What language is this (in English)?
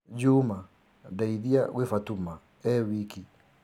Kikuyu